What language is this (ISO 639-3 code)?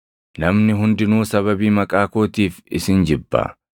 orm